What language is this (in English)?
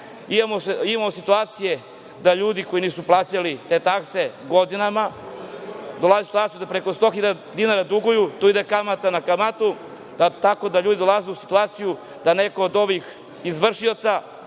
Serbian